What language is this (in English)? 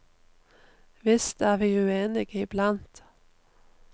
Norwegian